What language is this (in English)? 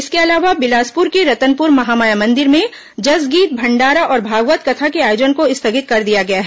Hindi